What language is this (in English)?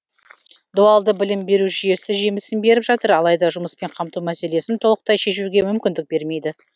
Kazakh